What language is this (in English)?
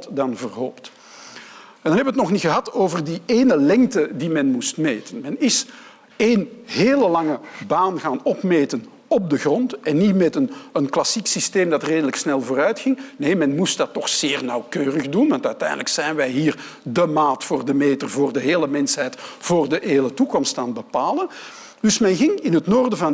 Dutch